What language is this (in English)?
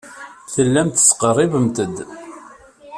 Kabyle